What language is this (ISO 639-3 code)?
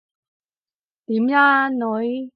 yue